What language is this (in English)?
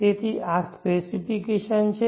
Gujarati